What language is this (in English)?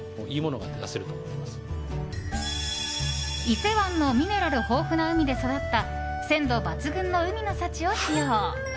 Japanese